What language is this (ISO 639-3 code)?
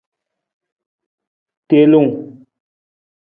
nmz